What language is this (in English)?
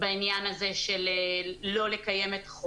Hebrew